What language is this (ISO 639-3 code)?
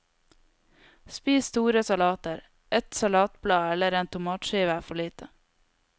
nor